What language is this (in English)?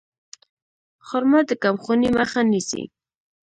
Pashto